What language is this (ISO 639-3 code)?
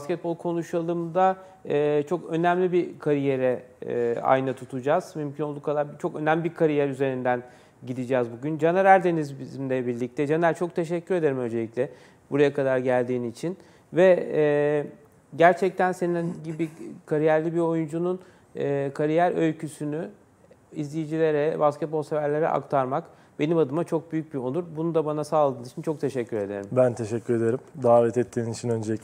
tur